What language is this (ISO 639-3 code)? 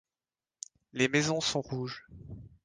fra